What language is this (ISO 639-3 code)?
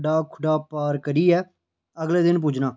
doi